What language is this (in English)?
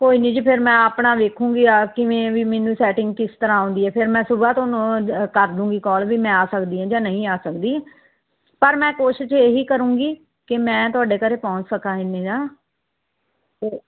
Punjabi